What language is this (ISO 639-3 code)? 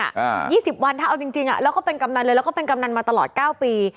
tha